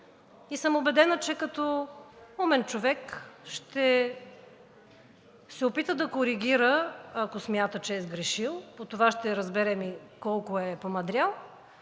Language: Bulgarian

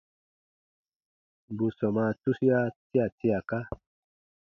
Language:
Baatonum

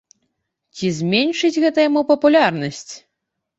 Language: Belarusian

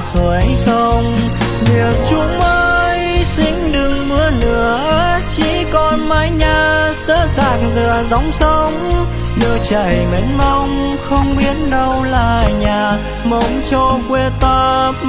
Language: Vietnamese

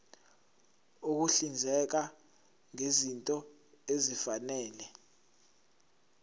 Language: Zulu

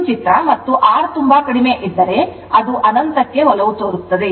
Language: Kannada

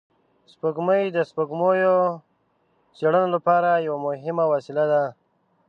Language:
Pashto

